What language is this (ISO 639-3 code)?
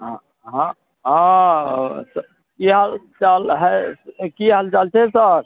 mai